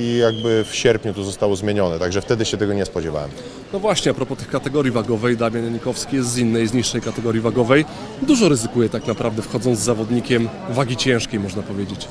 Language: Polish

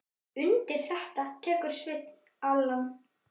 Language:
Icelandic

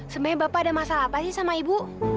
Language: Indonesian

